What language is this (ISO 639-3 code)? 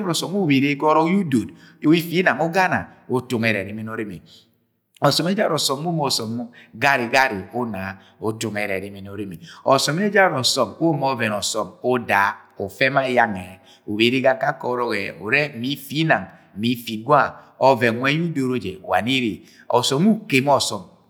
yay